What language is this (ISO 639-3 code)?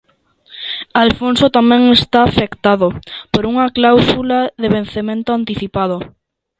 glg